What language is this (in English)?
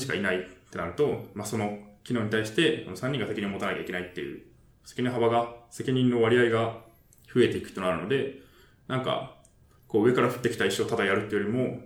Japanese